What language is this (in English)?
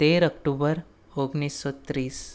Gujarati